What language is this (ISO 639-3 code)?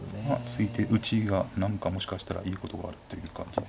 jpn